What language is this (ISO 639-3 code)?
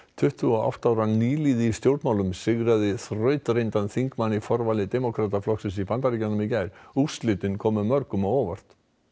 isl